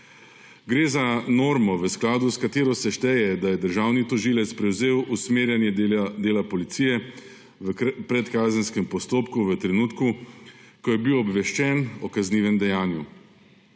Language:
Slovenian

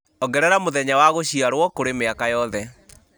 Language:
Kikuyu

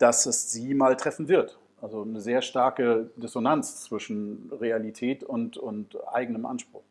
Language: German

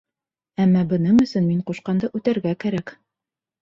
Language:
Bashkir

